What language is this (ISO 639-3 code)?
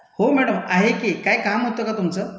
mar